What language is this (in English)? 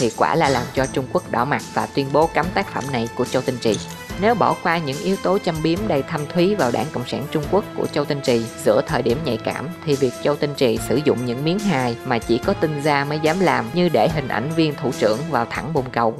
Vietnamese